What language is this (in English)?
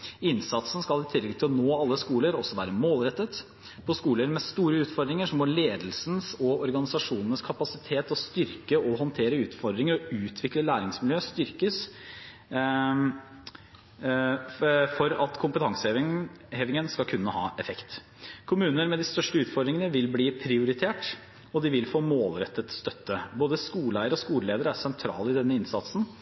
Norwegian Bokmål